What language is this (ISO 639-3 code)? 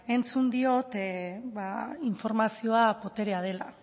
eus